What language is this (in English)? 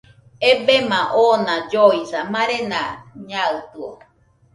Nüpode Huitoto